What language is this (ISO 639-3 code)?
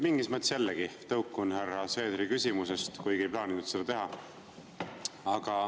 est